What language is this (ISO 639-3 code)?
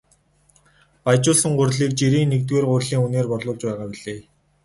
mon